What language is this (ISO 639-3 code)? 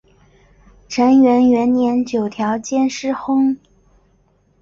zho